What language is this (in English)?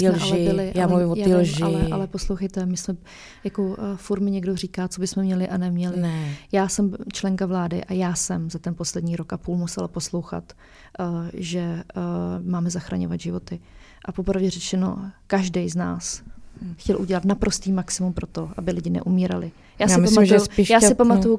Czech